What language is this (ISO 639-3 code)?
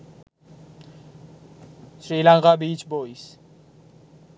sin